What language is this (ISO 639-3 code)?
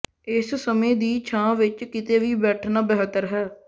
pan